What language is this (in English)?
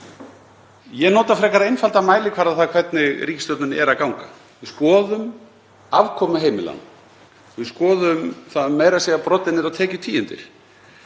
Icelandic